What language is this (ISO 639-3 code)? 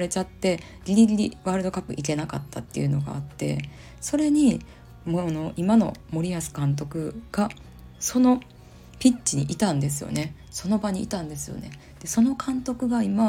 jpn